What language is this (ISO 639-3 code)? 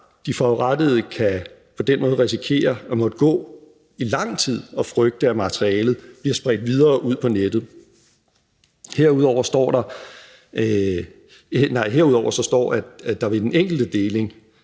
dan